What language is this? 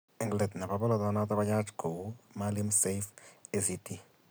Kalenjin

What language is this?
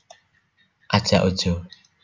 Javanese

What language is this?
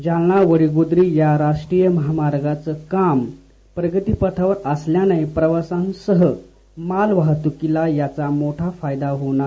Marathi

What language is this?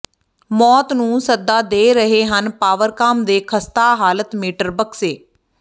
Punjabi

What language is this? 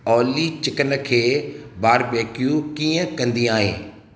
Sindhi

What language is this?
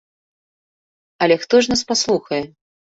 Belarusian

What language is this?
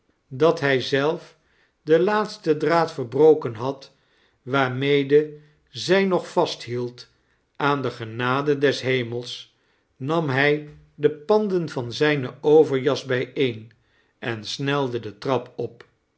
Dutch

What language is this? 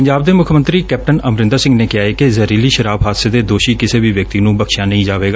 Punjabi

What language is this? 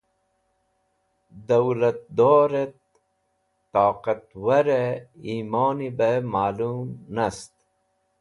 Wakhi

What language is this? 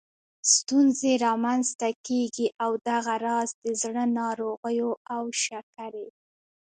Pashto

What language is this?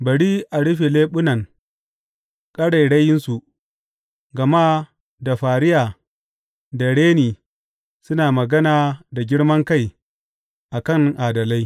Hausa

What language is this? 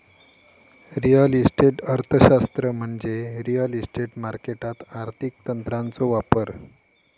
Marathi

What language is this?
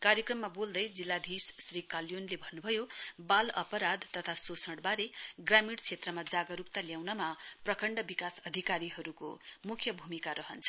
Nepali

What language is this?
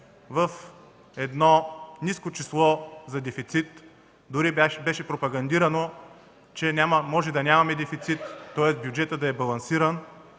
Bulgarian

